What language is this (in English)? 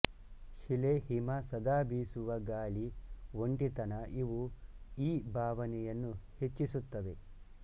Kannada